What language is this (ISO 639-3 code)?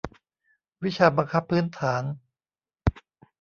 tha